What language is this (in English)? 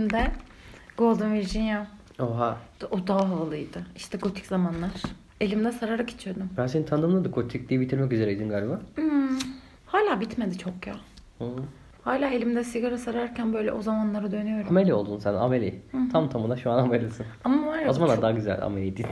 Turkish